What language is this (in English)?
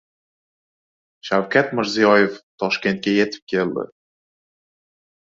Uzbek